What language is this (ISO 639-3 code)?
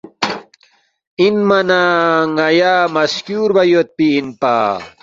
bft